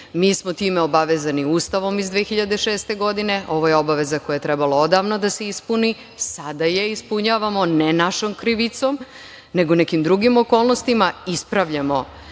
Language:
Serbian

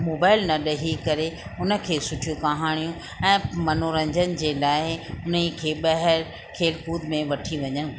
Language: Sindhi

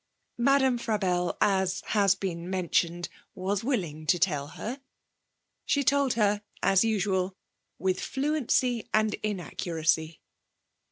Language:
English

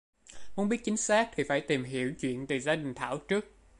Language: Vietnamese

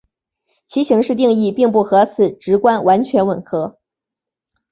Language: Chinese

